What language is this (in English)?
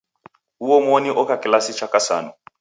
Taita